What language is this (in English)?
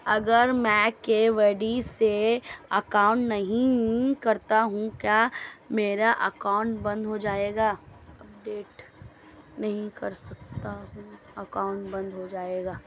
Hindi